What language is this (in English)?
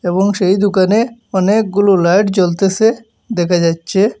Bangla